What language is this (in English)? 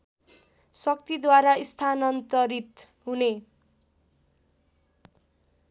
Nepali